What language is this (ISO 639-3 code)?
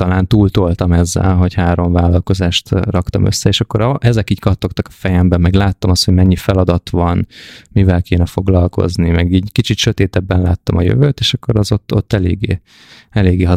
hun